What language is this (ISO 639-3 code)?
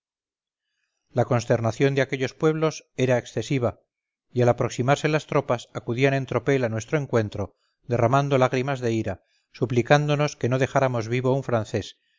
spa